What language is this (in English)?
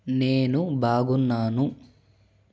Telugu